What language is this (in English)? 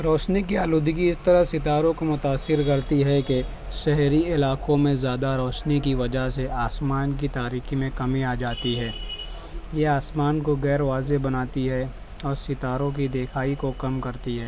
Urdu